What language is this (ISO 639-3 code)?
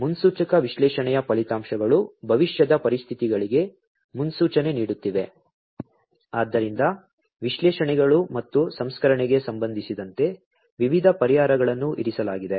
kan